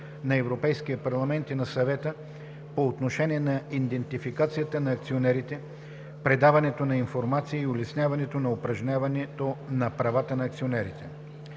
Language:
Bulgarian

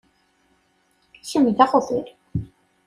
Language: Kabyle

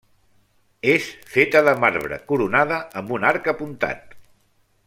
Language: Catalan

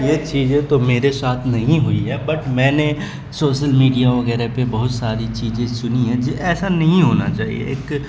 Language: Urdu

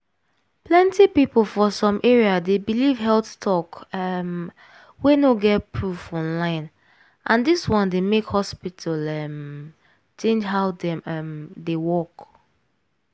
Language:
Nigerian Pidgin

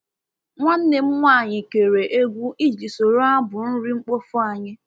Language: Igbo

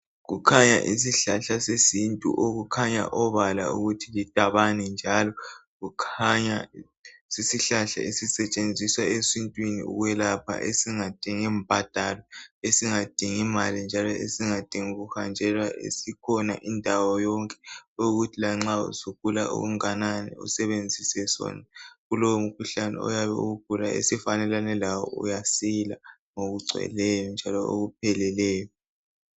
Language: North Ndebele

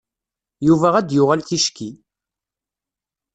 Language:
Kabyle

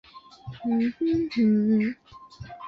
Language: Chinese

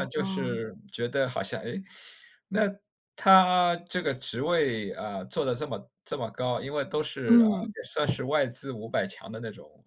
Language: Chinese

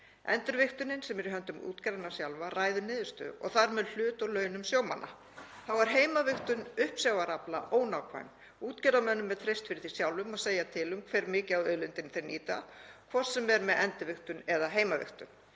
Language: Icelandic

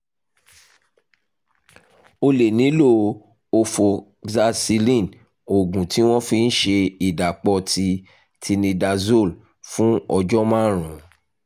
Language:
Yoruba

